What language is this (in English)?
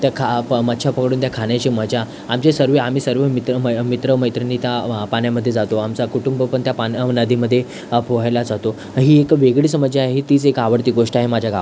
Marathi